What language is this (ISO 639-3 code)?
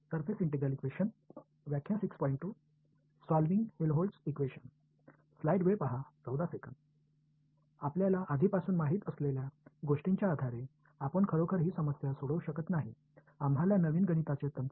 tam